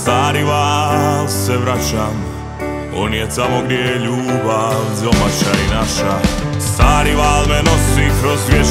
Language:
Romanian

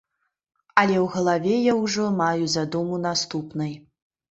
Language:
Belarusian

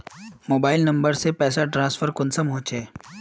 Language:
Magahi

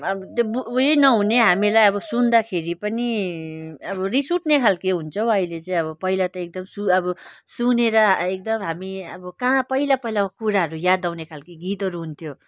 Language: Nepali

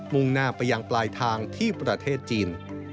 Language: Thai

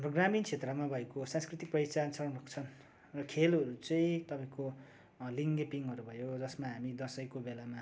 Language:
Nepali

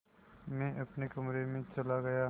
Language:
Hindi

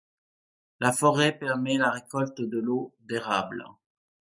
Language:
French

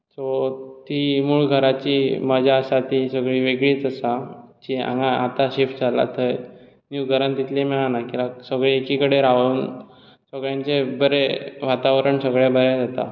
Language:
Konkani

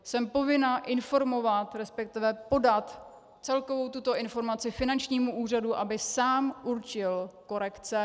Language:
Czech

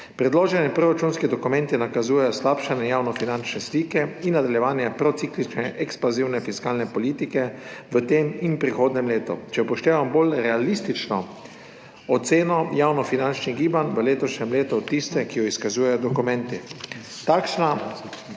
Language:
Slovenian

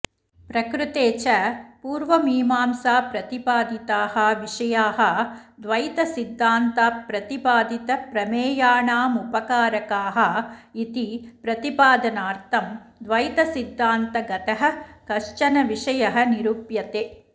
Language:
Sanskrit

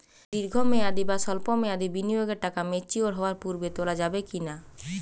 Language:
Bangla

